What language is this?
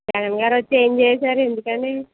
Telugu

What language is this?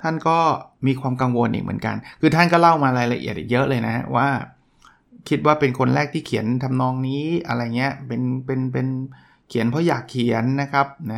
Thai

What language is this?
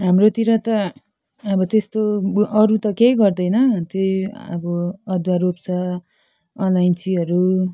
Nepali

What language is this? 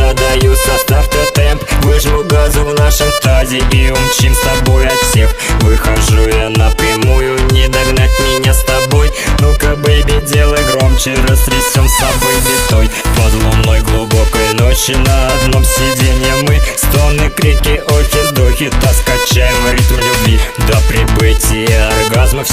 Russian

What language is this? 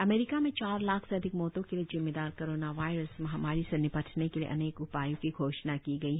Hindi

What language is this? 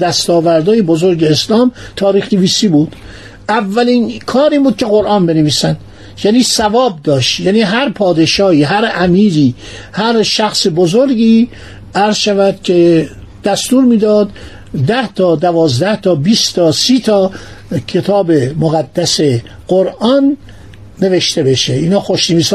Persian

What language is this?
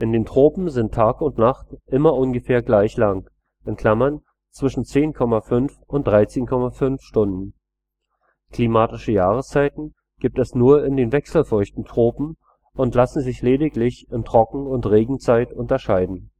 German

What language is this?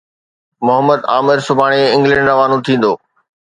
Sindhi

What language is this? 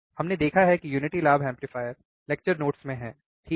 Hindi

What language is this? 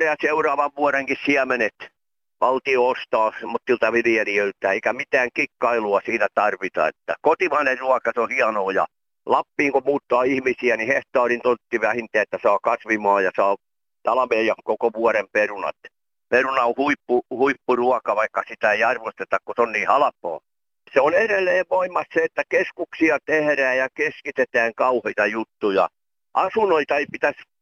Finnish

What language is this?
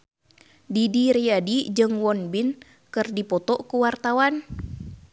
Sundanese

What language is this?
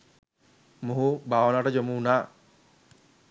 Sinhala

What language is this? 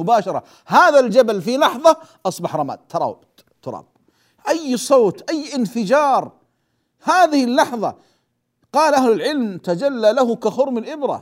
Arabic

